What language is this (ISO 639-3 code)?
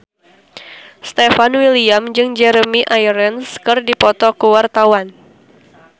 sun